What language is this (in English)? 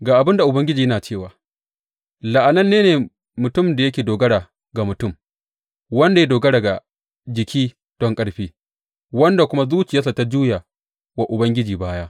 Hausa